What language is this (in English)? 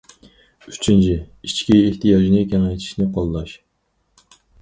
Uyghur